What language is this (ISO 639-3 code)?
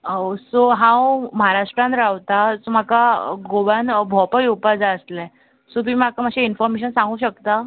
kok